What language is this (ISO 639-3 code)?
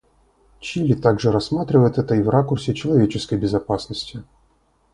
rus